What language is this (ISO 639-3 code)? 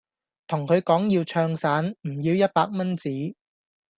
yue